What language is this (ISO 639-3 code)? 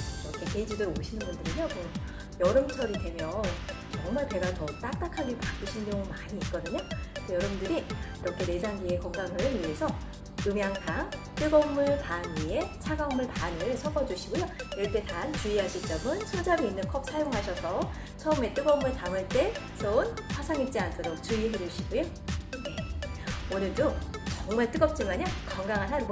kor